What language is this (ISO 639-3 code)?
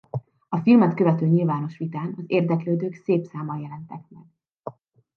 hun